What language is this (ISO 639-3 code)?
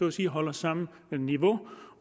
dan